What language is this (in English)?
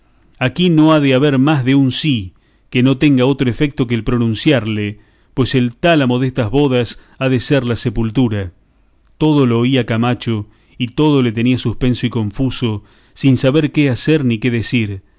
Spanish